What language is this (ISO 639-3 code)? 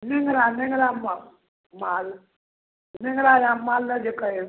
mai